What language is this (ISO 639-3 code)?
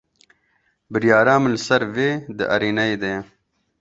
kur